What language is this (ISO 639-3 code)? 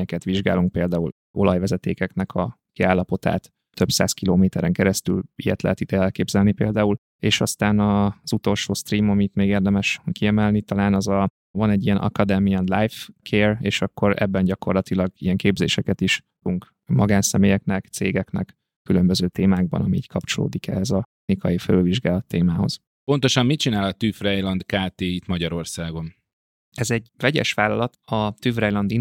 hun